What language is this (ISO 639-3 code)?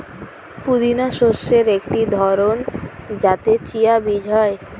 ben